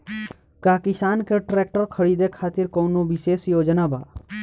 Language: Bhojpuri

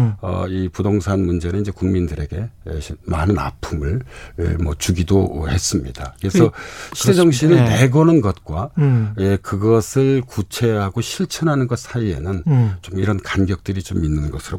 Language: Korean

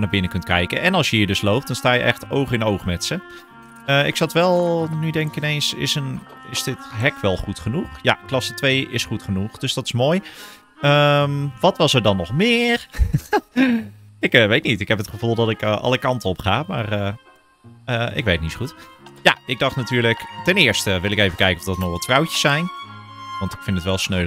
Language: Dutch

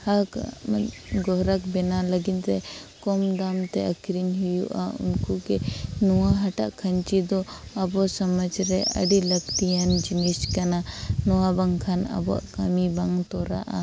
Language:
Santali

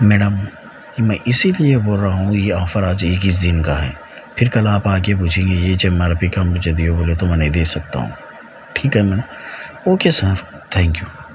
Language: Urdu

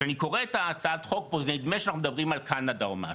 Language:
Hebrew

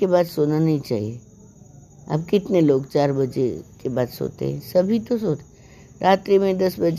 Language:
Hindi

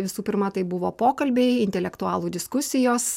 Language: Lithuanian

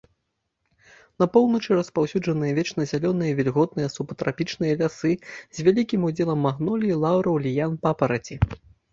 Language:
Belarusian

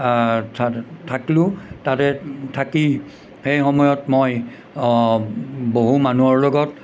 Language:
Assamese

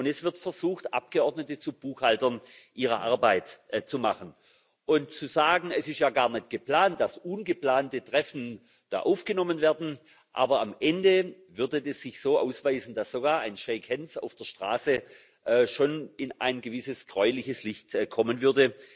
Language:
German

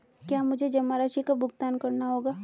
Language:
Hindi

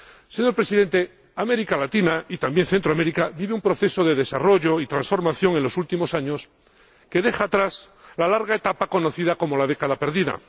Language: Spanish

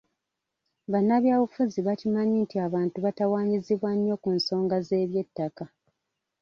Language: Ganda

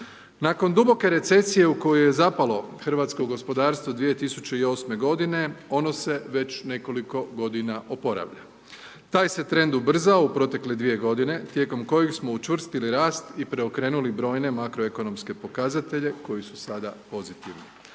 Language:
Croatian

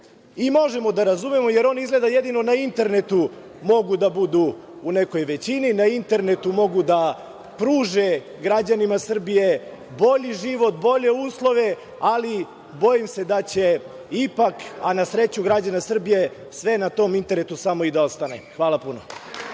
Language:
Serbian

